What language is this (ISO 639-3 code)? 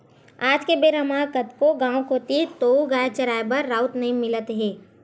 hne